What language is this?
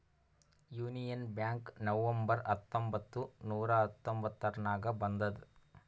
Kannada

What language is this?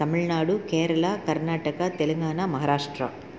Tamil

